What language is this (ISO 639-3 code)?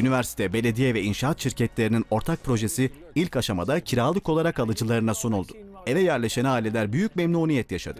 tur